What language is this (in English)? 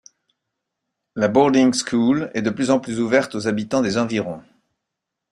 French